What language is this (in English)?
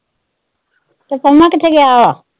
Punjabi